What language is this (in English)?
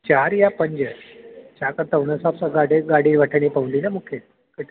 Sindhi